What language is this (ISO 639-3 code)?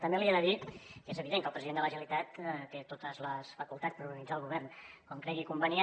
cat